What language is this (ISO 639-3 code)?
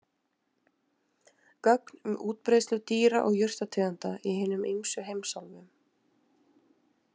isl